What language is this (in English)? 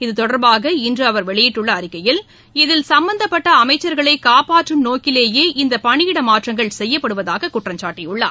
Tamil